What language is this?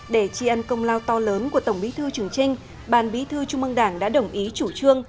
Vietnamese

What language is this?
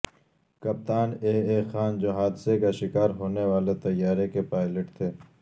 Urdu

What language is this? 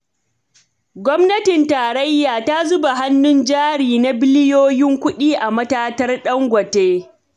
Hausa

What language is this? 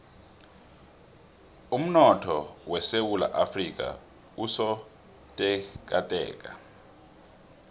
South Ndebele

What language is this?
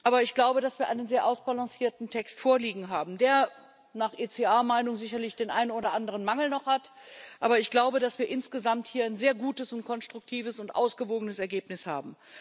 German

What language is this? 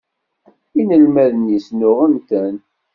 Kabyle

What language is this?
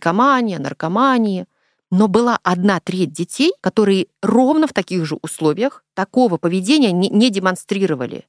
Russian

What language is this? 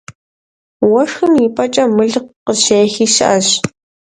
Kabardian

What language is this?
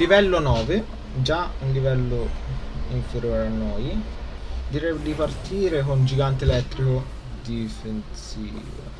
Italian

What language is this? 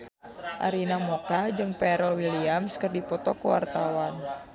Sundanese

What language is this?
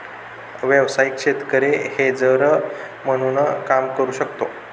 Marathi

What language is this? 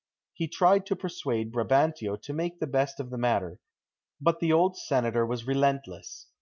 English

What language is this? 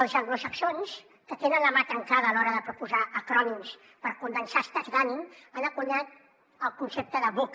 Catalan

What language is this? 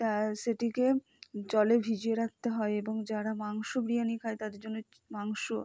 Bangla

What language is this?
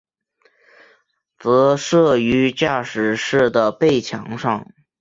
Chinese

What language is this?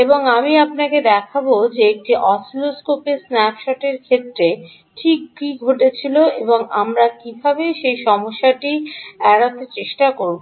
Bangla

